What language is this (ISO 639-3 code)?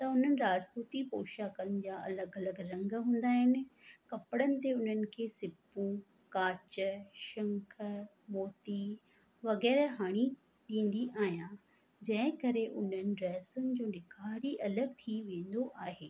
snd